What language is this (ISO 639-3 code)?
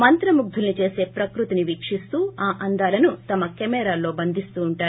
tel